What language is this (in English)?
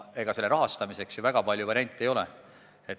Estonian